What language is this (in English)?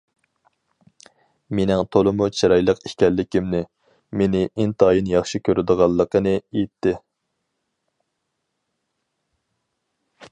Uyghur